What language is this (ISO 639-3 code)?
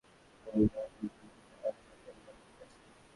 ben